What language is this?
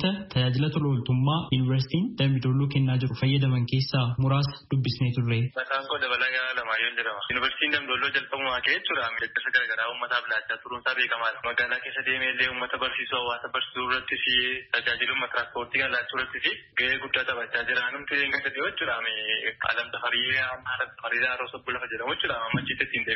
Indonesian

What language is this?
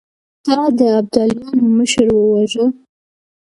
Pashto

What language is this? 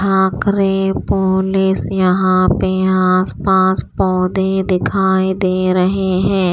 Hindi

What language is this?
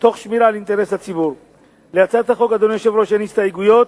Hebrew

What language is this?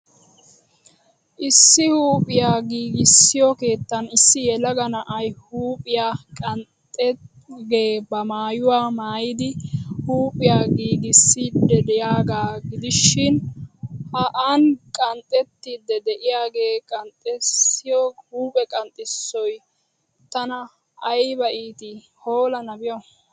Wolaytta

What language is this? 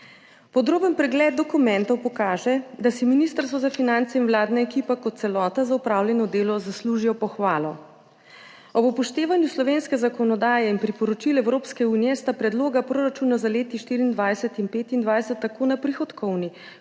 Slovenian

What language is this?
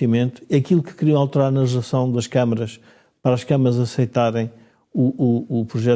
Portuguese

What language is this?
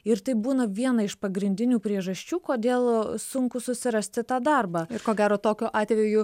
Lithuanian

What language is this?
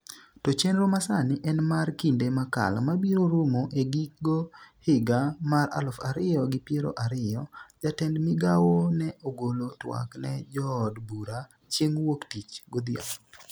Luo (Kenya and Tanzania)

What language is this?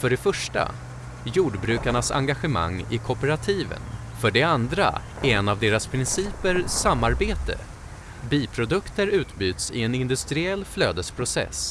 Swedish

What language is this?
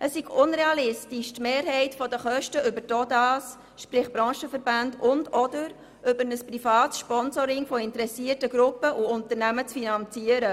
Swiss German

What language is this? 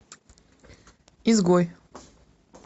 Russian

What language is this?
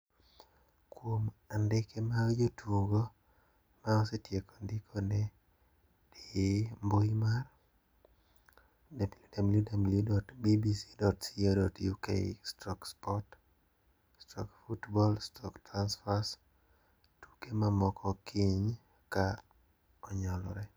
Luo (Kenya and Tanzania)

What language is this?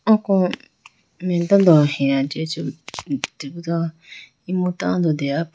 Idu-Mishmi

